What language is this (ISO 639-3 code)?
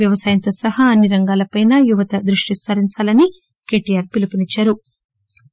tel